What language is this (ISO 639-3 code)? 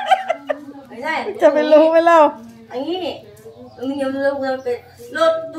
tha